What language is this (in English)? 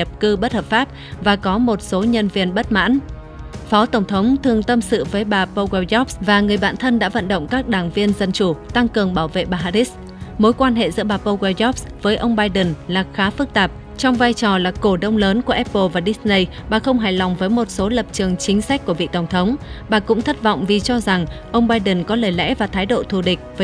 Vietnamese